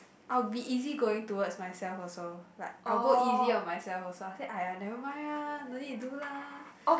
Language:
English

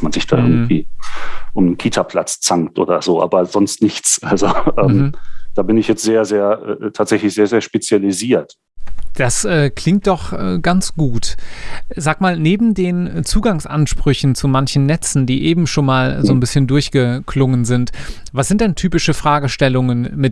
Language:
German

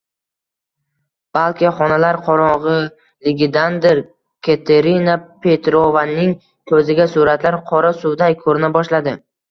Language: Uzbek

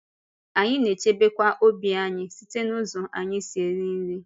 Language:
Igbo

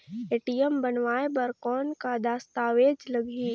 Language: Chhattisgarhi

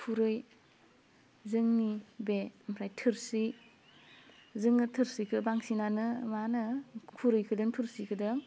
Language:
Bodo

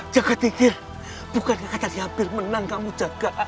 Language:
Indonesian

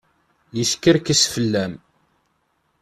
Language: Kabyle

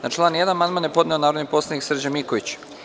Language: Serbian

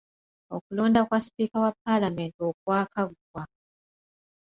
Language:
Ganda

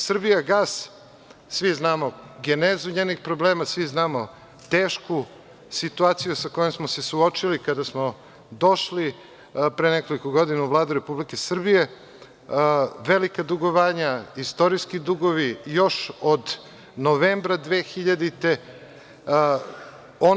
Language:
Serbian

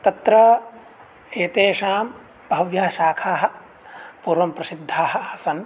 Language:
Sanskrit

